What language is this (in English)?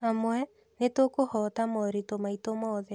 Kikuyu